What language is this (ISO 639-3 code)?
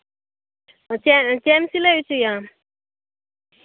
sat